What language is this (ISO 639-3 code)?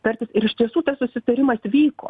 lit